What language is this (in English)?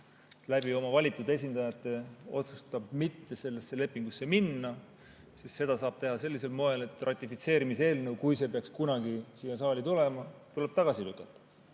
Estonian